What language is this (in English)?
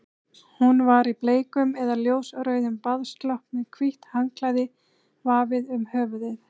Icelandic